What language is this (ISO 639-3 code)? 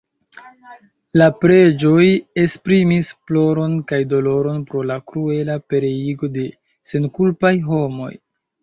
epo